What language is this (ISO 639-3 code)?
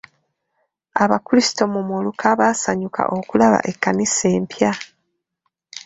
lug